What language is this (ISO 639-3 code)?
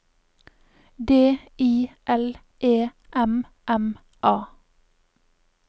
nor